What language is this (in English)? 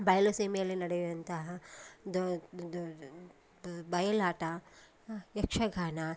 Kannada